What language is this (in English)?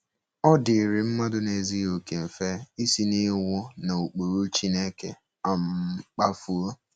Igbo